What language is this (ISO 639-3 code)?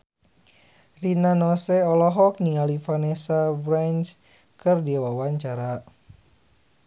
sun